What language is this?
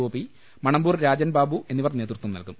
Malayalam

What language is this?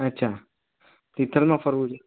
Gujarati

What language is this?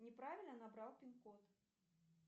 Russian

